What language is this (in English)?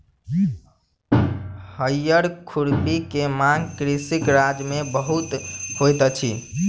Maithili